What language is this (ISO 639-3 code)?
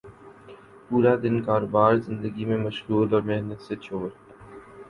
urd